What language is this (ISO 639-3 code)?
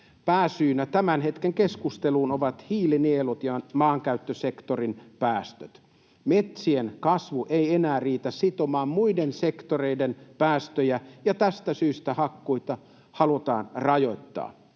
fin